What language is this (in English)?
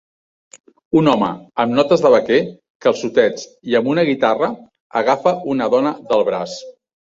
Catalan